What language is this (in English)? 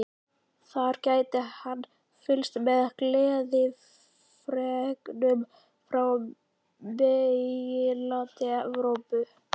Icelandic